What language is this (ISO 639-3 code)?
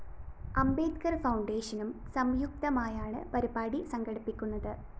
mal